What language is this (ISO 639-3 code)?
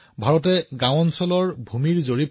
asm